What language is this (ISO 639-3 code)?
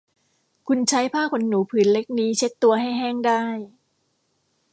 tha